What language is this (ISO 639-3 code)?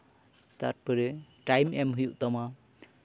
sat